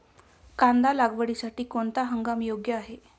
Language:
Marathi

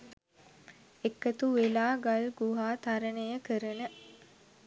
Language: Sinhala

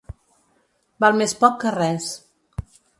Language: Catalan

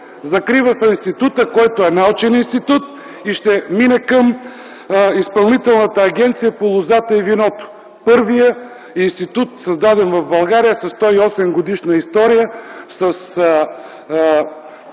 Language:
Bulgarian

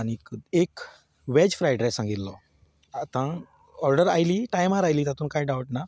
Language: Konkani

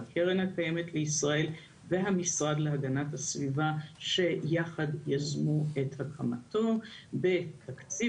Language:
Hebrew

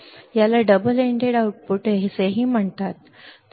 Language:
Marathi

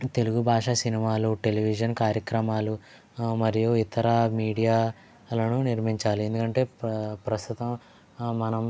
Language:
Telugu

